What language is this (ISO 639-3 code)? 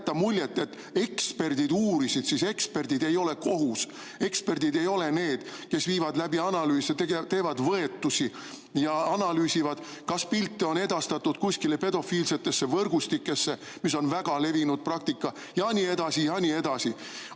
est